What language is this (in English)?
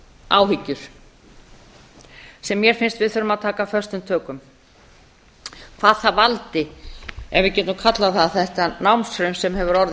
Icelandic